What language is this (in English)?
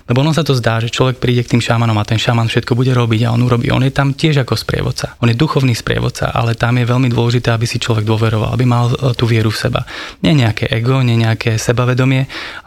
Slovak